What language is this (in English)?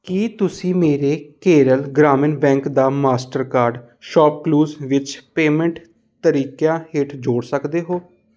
Punjabi